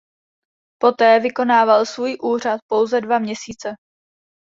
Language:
Czech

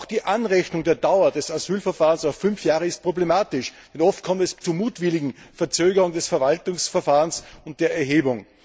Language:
German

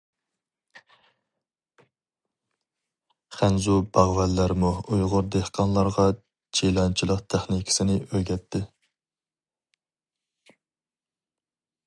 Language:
Uyghur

